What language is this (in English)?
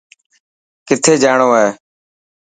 Dhatki